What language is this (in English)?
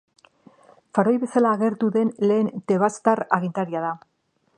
Basque